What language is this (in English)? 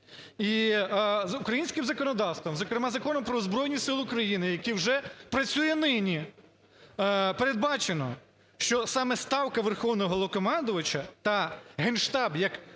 Ukrainian